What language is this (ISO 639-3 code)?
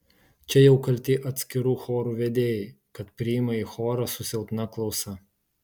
lit